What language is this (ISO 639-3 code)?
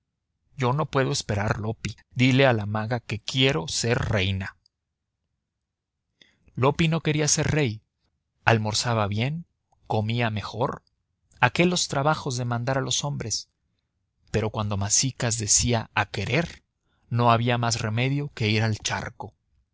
spa